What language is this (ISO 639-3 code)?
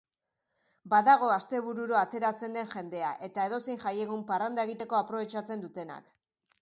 eus